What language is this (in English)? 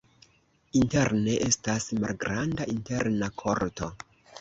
Esperanto